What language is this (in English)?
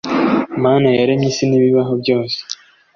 Kinyarwanda